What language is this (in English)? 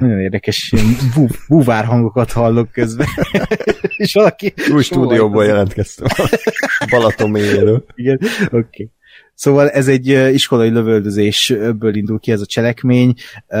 Hungarian